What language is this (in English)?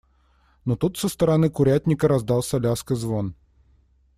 Russian